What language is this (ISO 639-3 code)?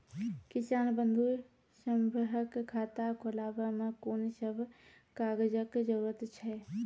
mai